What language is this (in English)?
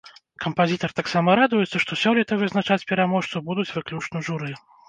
Belarusian